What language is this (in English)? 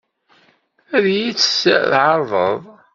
Kabyle